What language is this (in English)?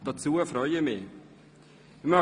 Swiss German